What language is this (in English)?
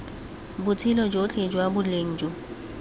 Tswana